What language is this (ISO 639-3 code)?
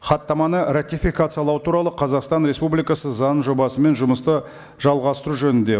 kaz